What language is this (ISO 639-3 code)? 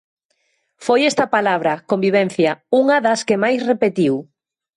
glg